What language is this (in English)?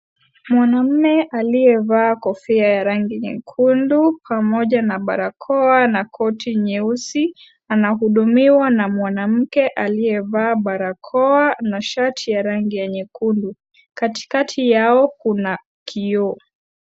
Swahili